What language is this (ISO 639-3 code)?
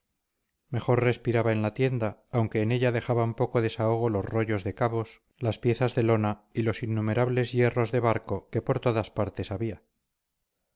spa